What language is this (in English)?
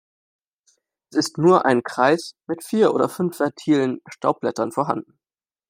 German